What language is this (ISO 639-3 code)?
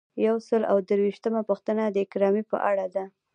pus